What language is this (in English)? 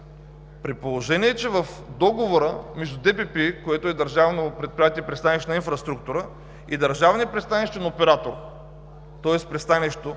Bulgarian